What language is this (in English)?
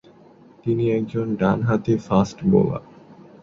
Bangla